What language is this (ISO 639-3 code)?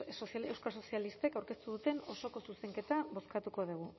eus